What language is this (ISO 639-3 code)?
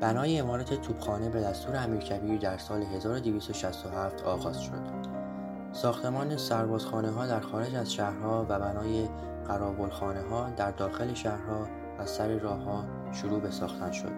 fas